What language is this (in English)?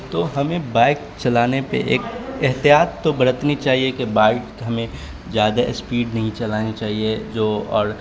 Urdu